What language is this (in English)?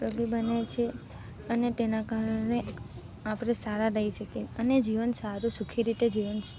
Gujarati